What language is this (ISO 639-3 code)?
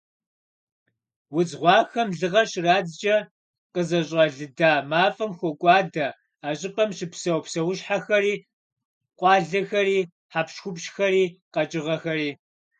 kbd